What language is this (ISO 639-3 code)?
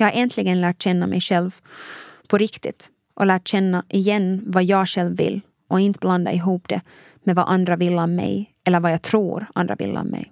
swe